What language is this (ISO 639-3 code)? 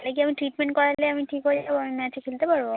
ben